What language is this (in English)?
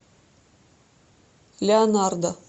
Russian